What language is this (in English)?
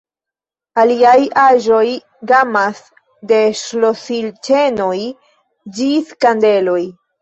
Esperanto